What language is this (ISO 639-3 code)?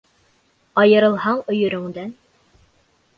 bak